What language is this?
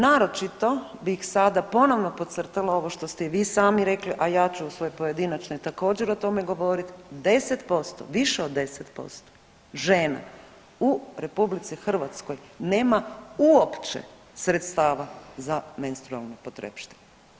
Croatian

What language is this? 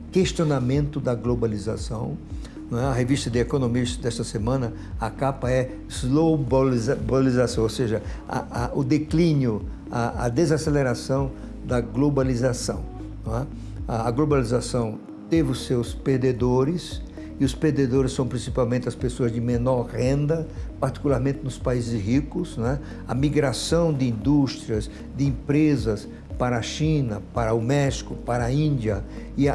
Portuguese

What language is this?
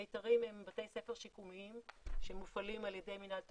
Hebrew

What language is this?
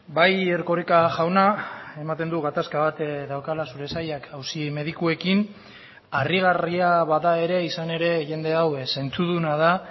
Basque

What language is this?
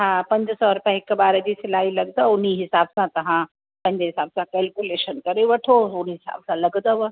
Sindhi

